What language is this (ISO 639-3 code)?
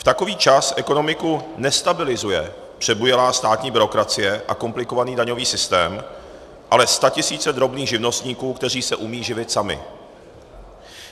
ces